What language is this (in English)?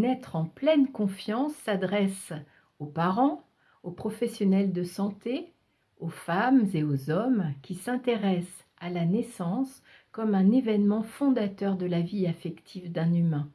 French